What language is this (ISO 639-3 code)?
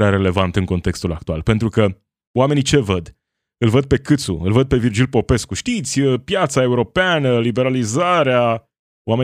ron